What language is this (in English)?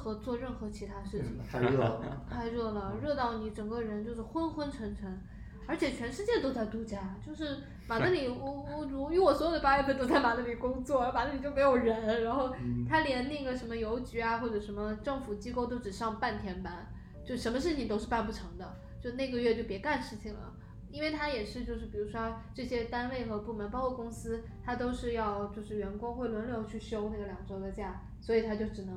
Chinese